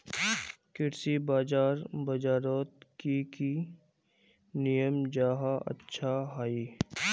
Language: Magahi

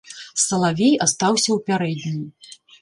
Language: Belarusian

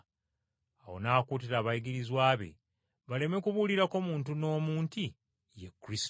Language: Ganda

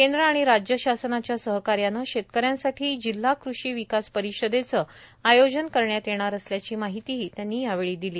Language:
Marathi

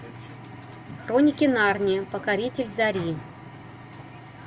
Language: Russian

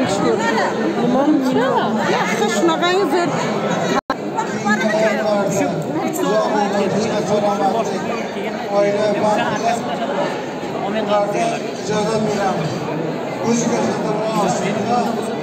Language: Turkish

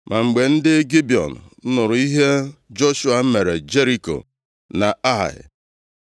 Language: Igbo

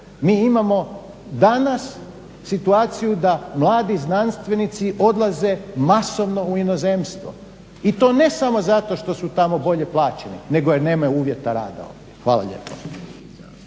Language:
Croatian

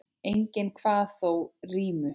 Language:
Icelandic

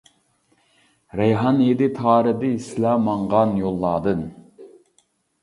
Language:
Uyghur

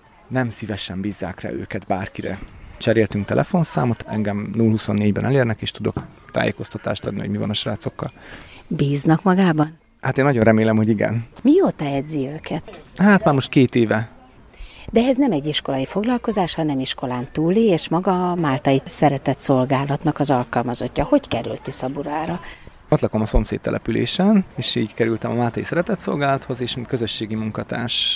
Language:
Hungarian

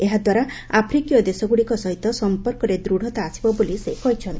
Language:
Odia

